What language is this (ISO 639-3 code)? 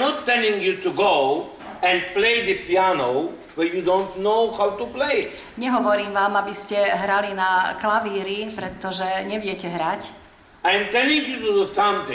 slk